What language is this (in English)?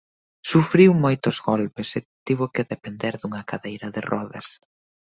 Galician